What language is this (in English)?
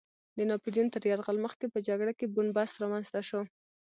Pashto